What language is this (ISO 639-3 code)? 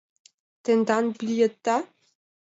chm